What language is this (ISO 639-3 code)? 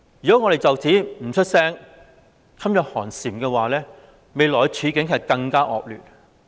yue